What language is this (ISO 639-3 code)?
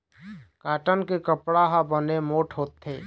hne